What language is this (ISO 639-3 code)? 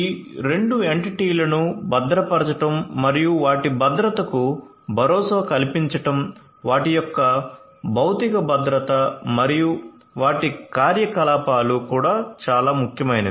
tel